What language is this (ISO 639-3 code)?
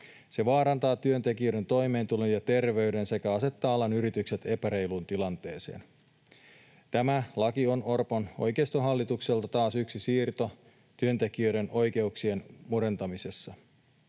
fin